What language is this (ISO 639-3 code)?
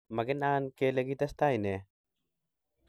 kln